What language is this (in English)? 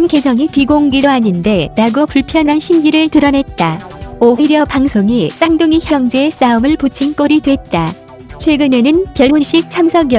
Korean